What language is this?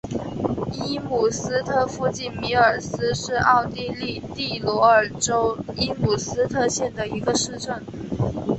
Chinese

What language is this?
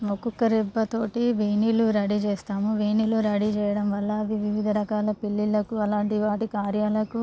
Telugu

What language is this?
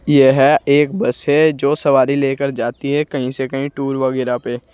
Hindi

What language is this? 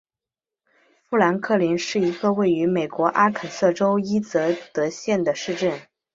Chinese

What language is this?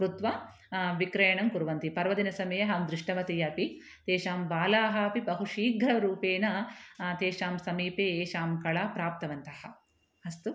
Sanskrit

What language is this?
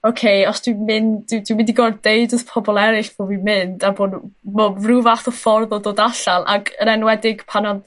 Welsh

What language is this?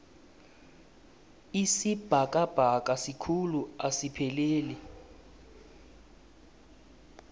South Ndebele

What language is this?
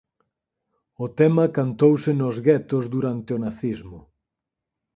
Galician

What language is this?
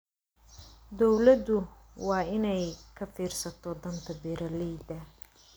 Somali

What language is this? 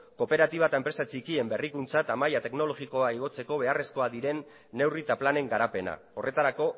Basque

